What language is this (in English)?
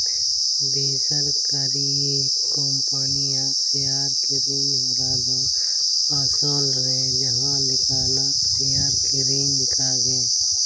Santali